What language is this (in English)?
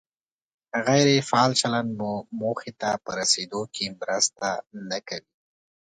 Pashto